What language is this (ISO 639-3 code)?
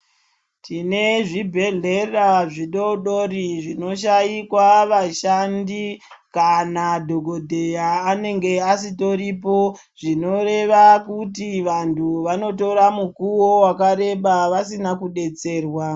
ndc